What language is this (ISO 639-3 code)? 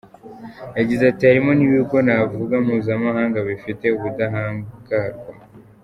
kin